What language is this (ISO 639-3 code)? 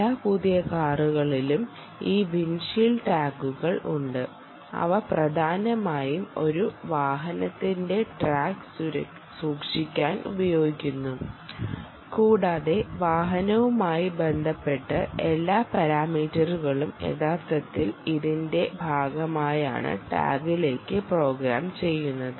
mal